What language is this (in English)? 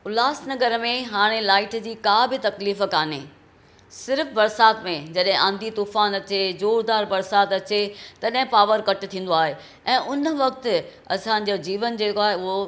Sindhi